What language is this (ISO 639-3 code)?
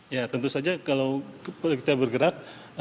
ind